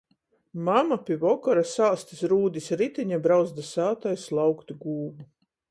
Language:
Latgalian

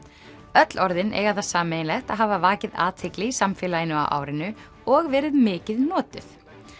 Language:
Icelandic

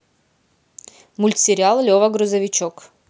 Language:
Russian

